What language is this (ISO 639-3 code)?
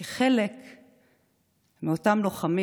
heb